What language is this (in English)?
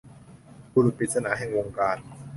Thai